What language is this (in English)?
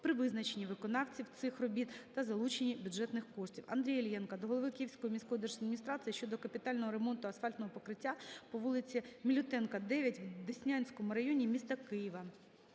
Ukrainian